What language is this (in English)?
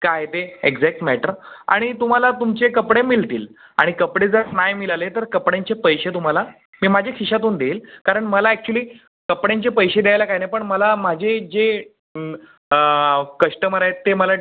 Marathi